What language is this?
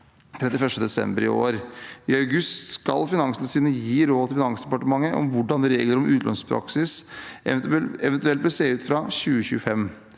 Norwegian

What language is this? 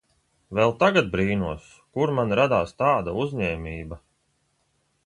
Latvian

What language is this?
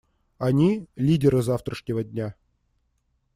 Russian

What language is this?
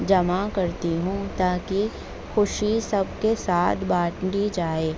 Urdu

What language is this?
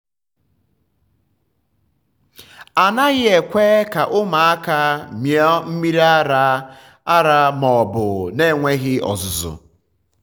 Igbo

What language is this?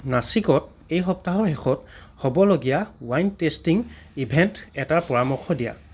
Assamese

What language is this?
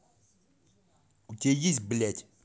Russian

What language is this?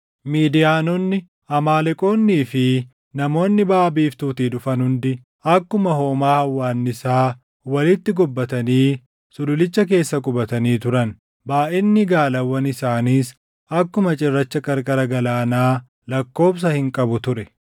Oromo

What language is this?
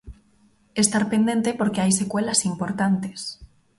Galician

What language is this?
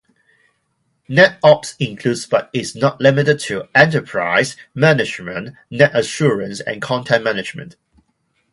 English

